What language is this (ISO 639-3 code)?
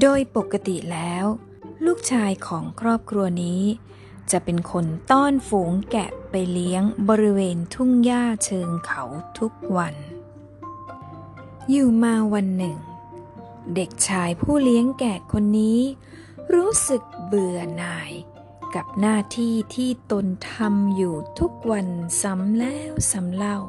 tha